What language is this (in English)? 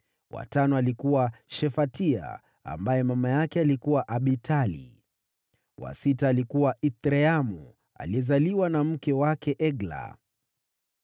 Swahili